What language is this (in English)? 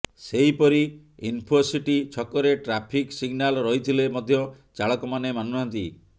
Odia